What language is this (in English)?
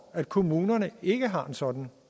Danish